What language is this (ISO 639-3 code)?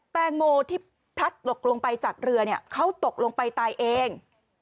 tha